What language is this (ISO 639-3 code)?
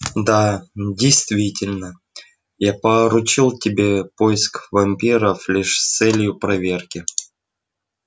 rus